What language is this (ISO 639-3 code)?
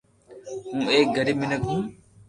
lrk